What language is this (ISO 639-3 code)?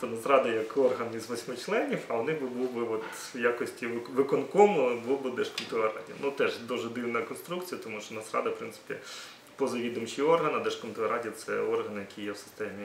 ukr